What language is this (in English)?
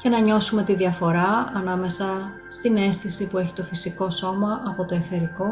Greek